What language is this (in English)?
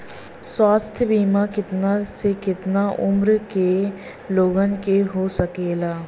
Bhojpuri